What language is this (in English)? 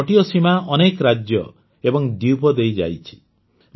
Odia